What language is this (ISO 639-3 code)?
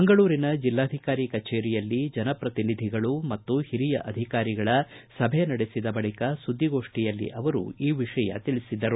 kan